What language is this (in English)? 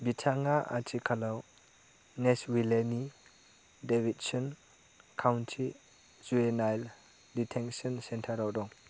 Bodo